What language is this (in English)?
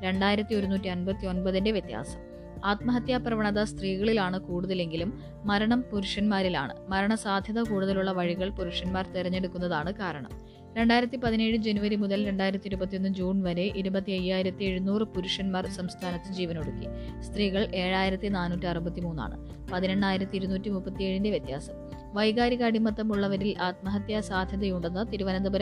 Malayalam